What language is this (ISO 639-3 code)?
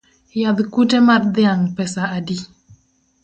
luo